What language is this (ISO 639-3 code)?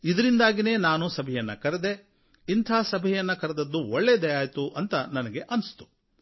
kan